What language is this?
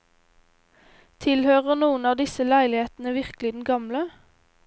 Norwegian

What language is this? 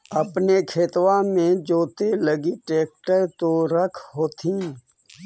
Magahi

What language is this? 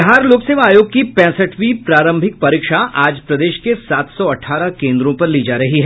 Hindi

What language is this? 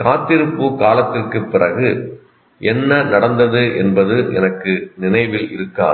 Tamil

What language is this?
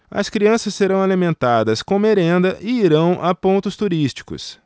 Portuguese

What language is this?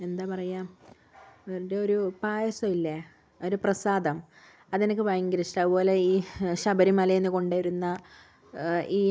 Malayalam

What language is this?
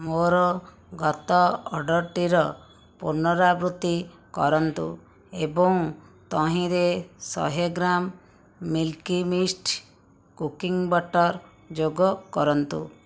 Odia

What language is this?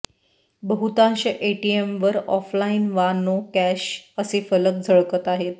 Marathi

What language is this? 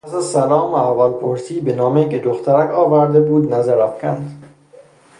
Persian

